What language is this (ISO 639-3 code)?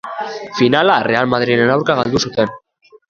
eus